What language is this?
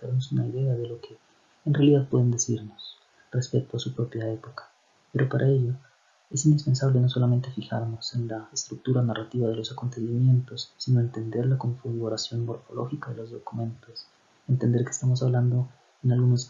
Spanish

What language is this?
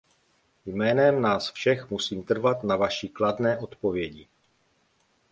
Czech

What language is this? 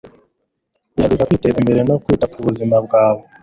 Kinyarwanda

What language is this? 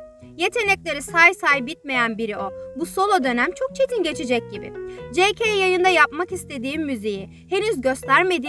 Turkish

